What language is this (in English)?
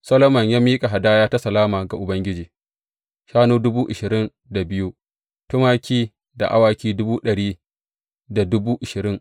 Hausa